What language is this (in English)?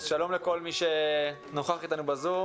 Hebrew